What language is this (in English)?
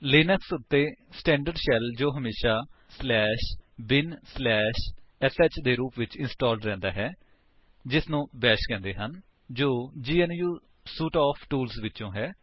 Punjabi